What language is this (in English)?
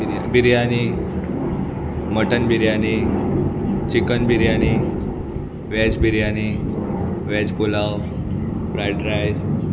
Konkani